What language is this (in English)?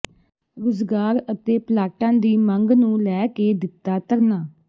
Punjabi